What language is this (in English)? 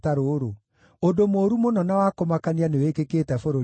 Kikuyu